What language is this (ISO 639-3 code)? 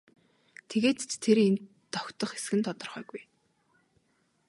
mon